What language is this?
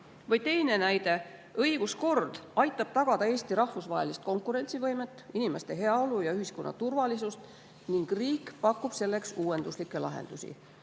Estonian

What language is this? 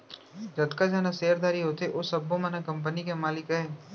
Chhattisgarhi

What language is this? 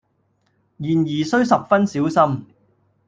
Cantonese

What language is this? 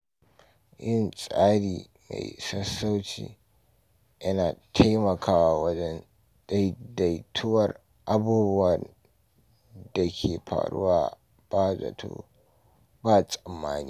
Hausa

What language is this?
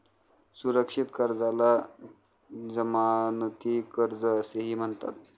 Marathi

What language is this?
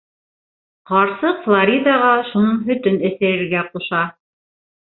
Bashkir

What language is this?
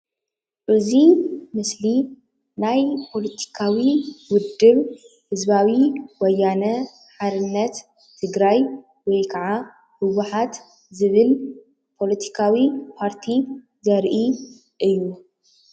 Tigrinya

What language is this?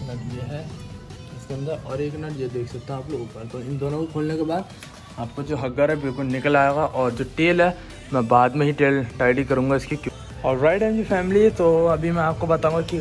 Hindi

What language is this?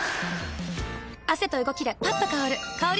Japanese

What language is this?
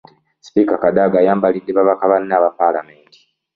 Ganda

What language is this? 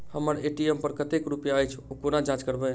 Maithili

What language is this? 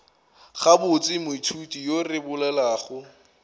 Northern Sotho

